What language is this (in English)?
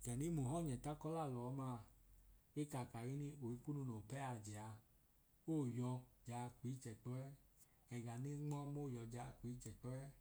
Idoma